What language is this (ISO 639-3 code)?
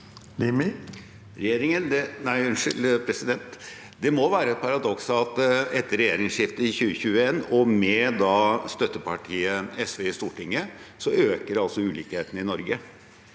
nor